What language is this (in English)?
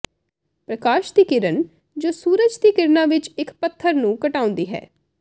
Punjabi